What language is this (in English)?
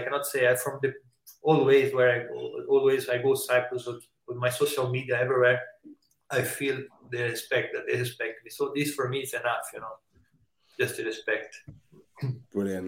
English